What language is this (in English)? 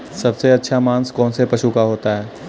Hindi